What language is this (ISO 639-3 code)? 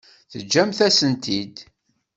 kab